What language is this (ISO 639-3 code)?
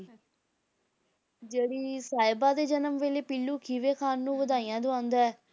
pan